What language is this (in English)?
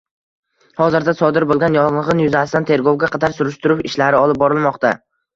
Uzbek